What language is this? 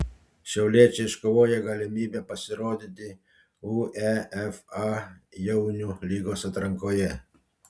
Lithuanian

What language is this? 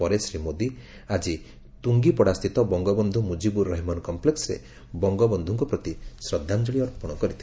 Odia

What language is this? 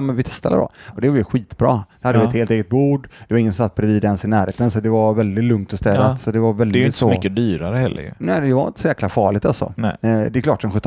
Swedish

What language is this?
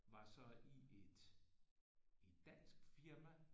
Danish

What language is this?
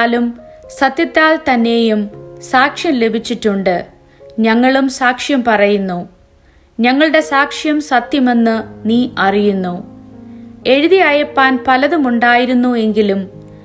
Malayalam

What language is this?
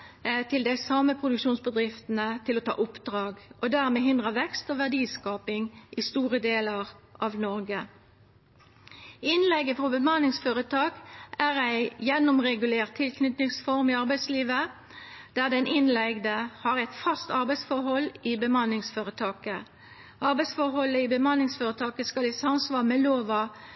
Norwegian Nynorsk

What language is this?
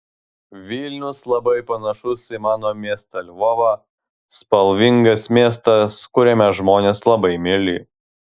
Lithuanian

